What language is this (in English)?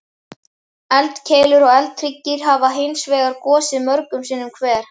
Icelandic